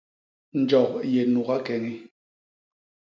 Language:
Basaa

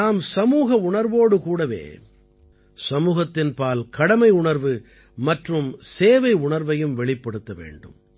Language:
Tamil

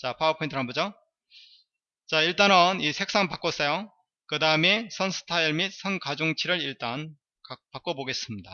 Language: Korean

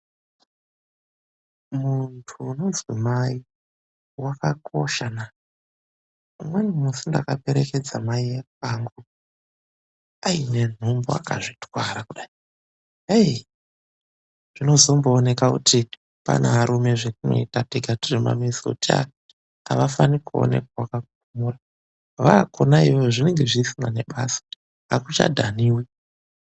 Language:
Ndau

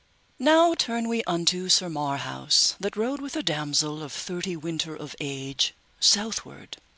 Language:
English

